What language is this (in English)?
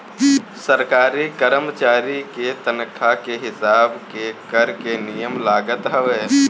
Bhojpuri